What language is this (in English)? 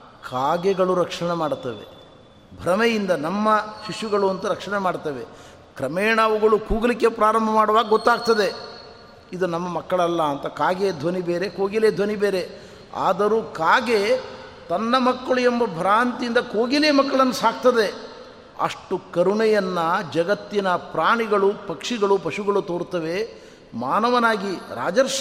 Kannada